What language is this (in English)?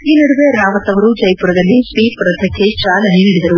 Kannada